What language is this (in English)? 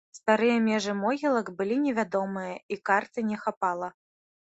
Belarusian